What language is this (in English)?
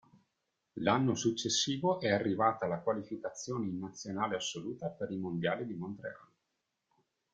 Italian